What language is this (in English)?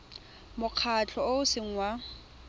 Tswana